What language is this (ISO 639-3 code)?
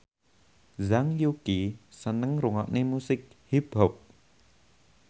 jav